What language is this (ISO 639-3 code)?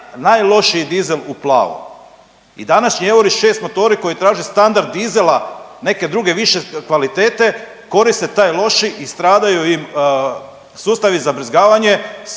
hrv